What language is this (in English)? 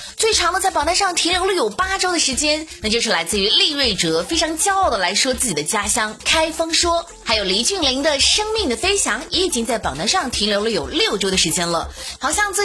Chinese